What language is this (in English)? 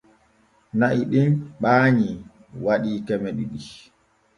Borgu Fulfulde